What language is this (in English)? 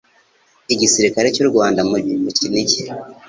Kinyarwanda